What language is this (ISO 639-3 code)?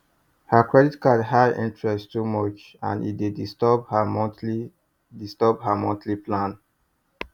pcm